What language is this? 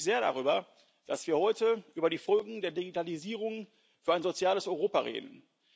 German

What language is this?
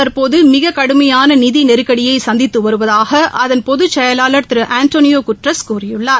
Tamil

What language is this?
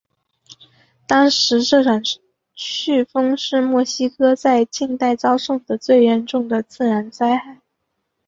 Chinese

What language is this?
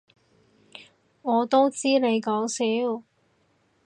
Cantonese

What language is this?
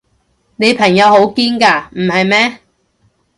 Cantonese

